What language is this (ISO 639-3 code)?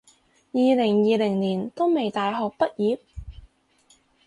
yue